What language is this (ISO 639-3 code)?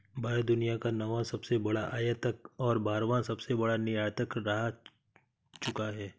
hin